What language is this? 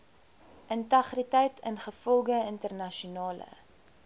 Afrikaans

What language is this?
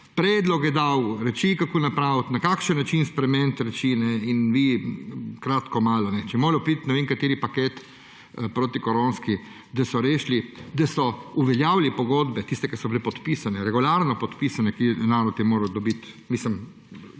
Slovenian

